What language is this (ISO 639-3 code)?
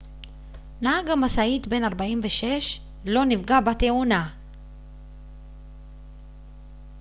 heb